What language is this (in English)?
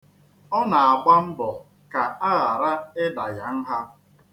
Igbo